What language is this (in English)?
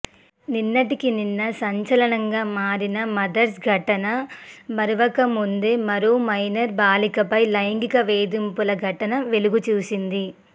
Telugu